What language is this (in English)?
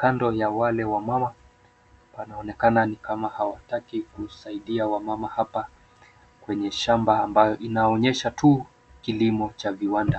Swahili